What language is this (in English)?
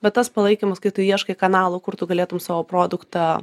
Lithuanian